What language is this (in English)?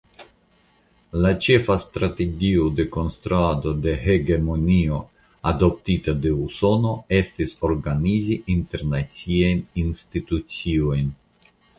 Esperanto